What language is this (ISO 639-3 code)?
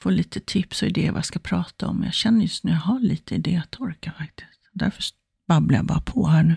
swe